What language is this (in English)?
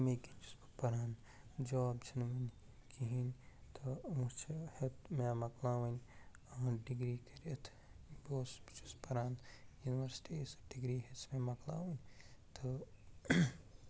Kashmiri